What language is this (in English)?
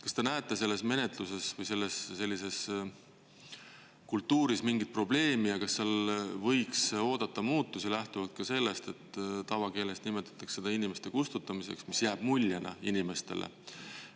Estonian